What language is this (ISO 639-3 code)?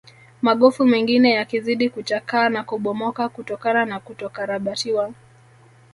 swa